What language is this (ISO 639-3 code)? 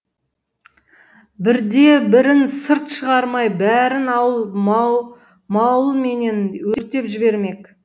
kaz